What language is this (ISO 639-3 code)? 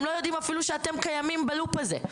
heb